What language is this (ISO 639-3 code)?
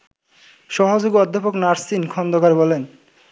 ben